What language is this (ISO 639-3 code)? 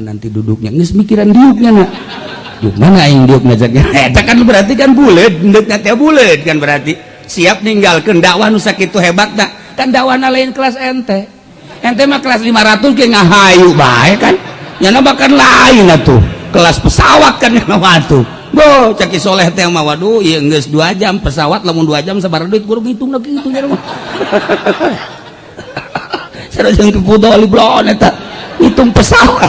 ind